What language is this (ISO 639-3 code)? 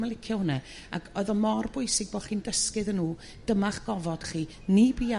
cym